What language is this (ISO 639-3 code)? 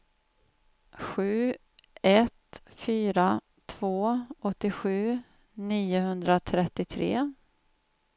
swe